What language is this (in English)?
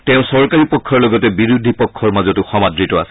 Assamese